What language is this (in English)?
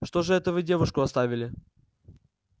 Russian